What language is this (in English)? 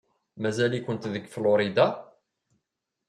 Kabyle